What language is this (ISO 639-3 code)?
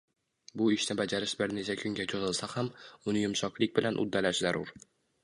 uzb